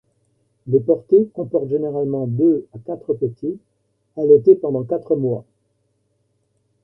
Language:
French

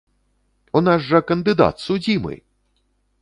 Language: Belarusian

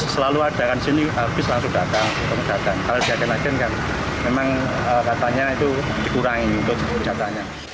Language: Indonesian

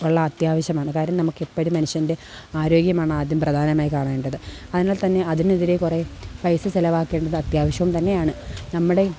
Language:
Malayalam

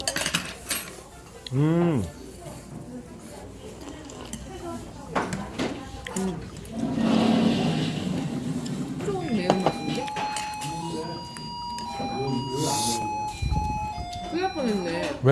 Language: Korean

